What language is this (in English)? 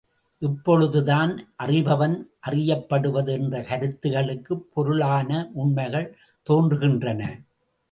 Tamil